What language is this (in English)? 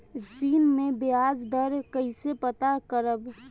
Bhojpuri